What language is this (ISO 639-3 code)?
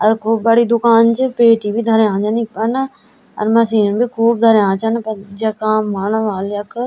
gbm